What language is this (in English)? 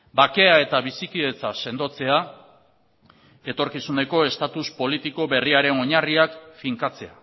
Basque